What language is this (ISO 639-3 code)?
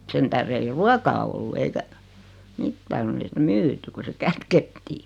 fin